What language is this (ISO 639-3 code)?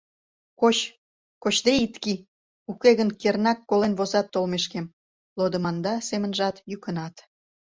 chm